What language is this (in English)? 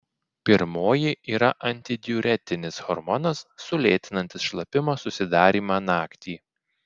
Lithuanian